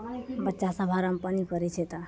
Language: Maithili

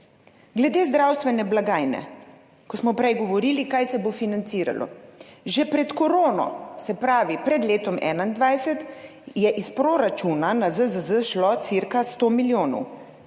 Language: Slovenian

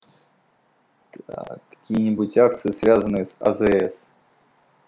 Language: Russian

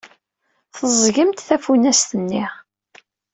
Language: Kabyle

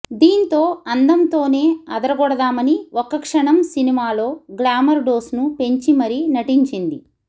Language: Telugu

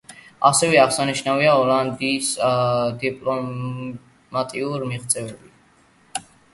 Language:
Georgian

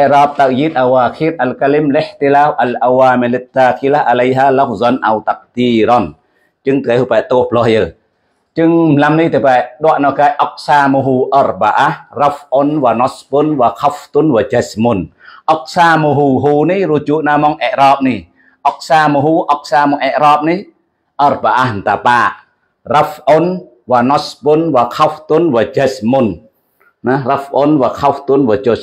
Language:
Indonesian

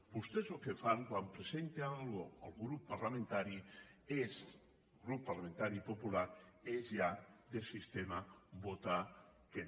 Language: Catalan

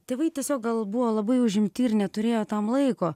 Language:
Lithuanian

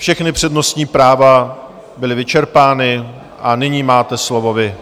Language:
Czech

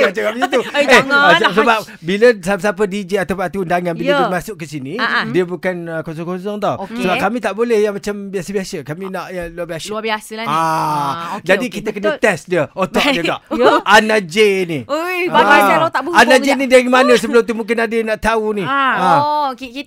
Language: Malay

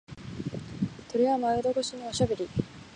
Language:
Japanese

